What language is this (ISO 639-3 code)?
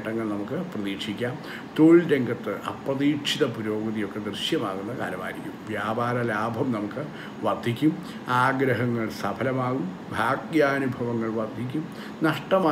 hin